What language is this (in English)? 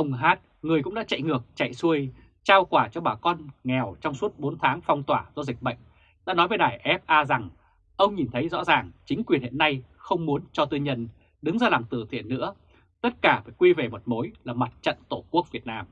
Vietnamese